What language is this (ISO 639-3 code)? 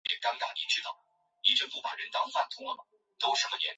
zho